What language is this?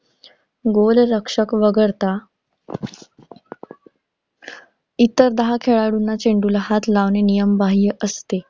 Marathi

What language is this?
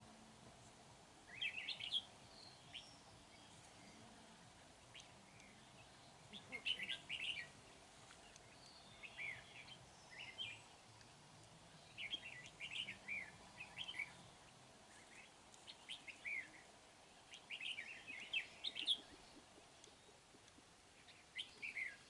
Vietnamese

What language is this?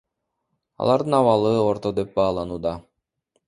Kyrgyz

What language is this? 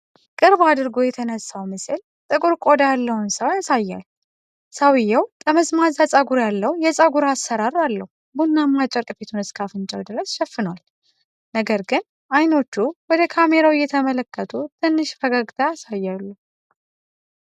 Amharic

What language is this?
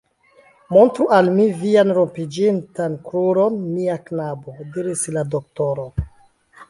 Esperanto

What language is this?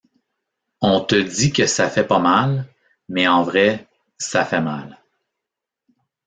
French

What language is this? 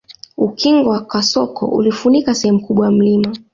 Swahili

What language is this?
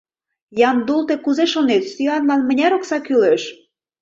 Mari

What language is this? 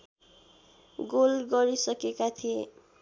Nepali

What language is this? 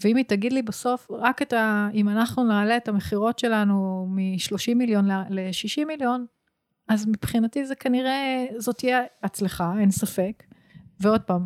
Hebrew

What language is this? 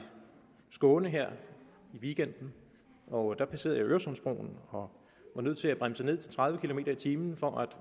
Danish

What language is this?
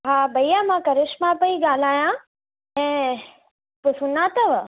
Sindhi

